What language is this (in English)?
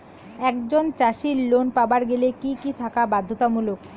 Bangla